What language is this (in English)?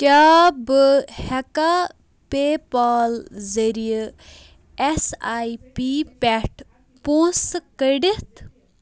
Kashmiri